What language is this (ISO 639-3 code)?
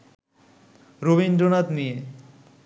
ben